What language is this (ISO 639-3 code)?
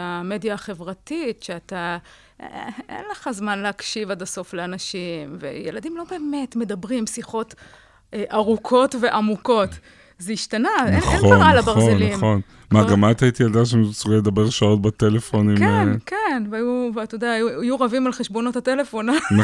heb